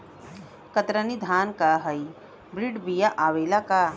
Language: Bhojpuri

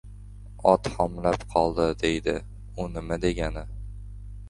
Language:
Uzbek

